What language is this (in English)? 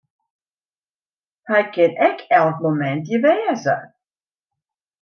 Western Frisian